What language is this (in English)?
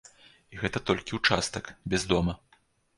Belarusian